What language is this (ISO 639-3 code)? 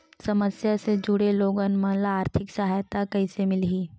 hne